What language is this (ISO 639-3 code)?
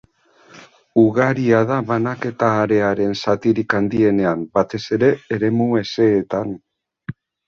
eus